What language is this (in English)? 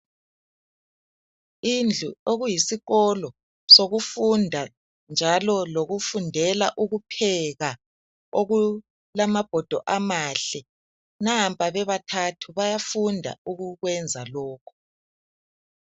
North Ndebele